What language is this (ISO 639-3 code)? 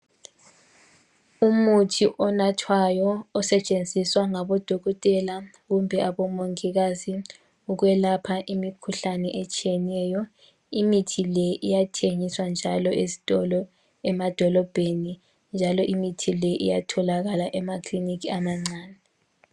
nde